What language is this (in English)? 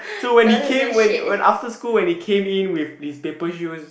English